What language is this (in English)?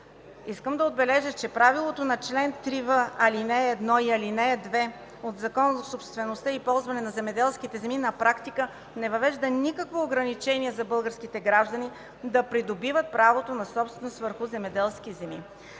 Bulgarian